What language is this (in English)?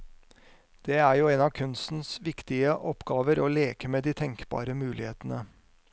Norwegian